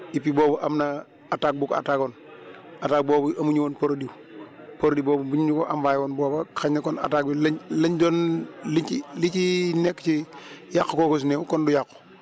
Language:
Wolof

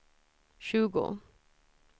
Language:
Swedish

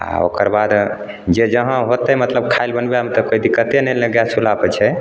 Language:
Maithili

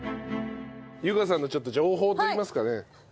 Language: Japanese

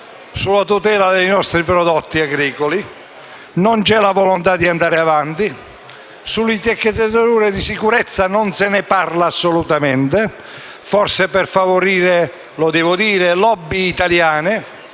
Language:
Italian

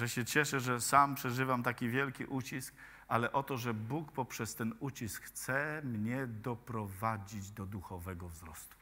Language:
Polish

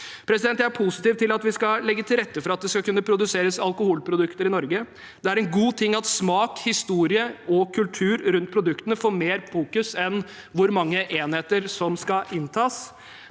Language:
Norwegian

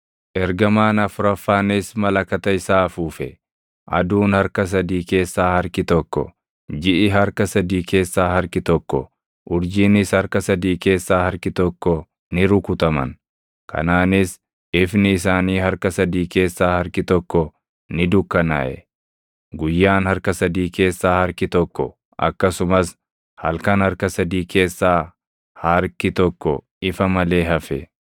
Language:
Oromo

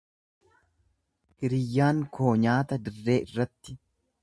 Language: Oromo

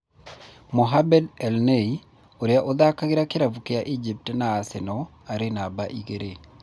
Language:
Kikuyu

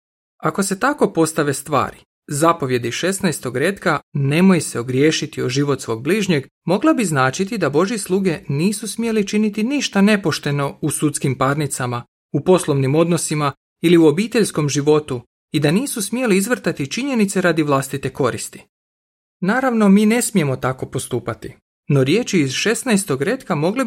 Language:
Croatian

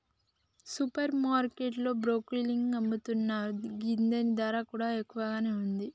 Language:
Telugu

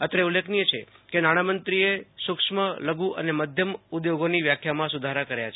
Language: Gujarati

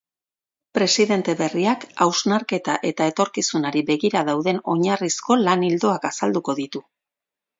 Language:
Basque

